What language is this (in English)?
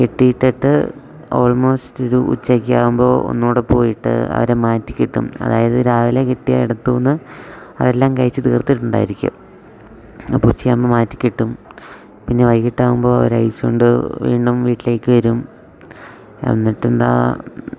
Malayalam